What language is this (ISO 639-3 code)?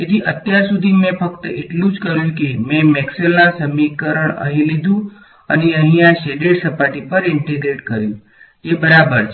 guj